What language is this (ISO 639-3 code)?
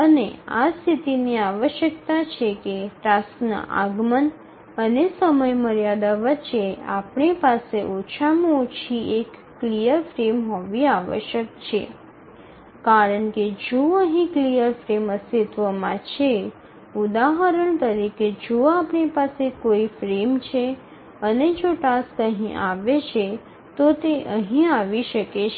guj